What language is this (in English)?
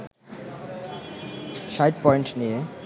Bangla